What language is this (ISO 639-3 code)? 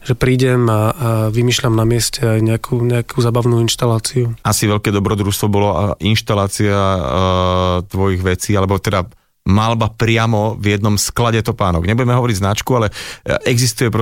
slk